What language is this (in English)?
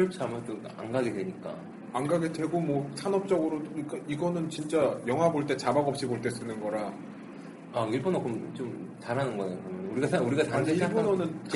Korean